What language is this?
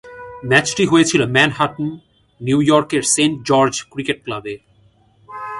Bangla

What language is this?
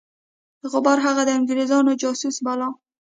Pashto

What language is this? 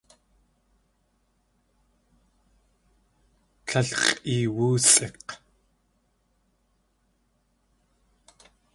Tlingit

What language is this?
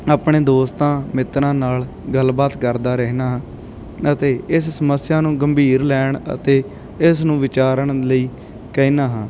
Punjabi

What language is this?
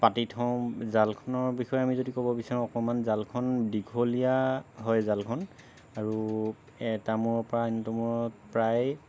Assamese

